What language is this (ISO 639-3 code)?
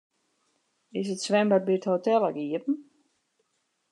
fry